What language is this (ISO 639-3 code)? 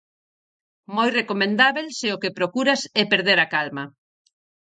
glg